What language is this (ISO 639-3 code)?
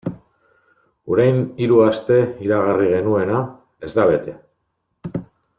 eus